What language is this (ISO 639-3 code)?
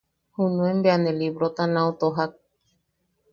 yaq